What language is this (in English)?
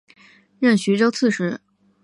Chinese